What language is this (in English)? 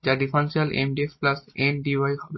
Bangla